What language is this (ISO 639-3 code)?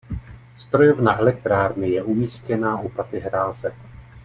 ces